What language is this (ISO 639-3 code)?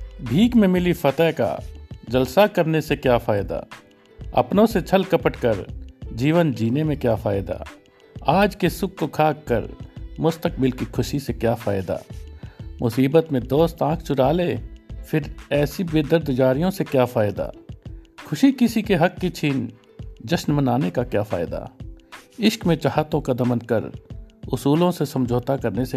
pan